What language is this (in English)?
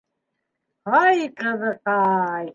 Bashkir